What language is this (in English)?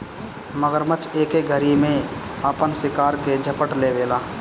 Bhojpuri